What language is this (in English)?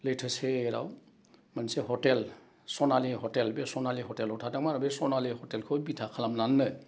Bodo